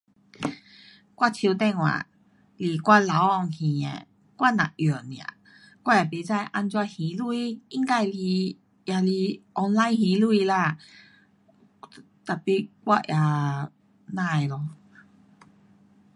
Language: Pu-Xian Chinese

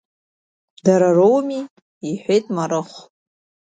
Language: Abkhazian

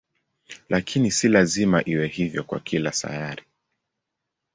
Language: Swahili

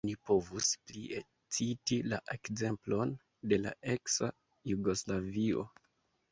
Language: Esperanto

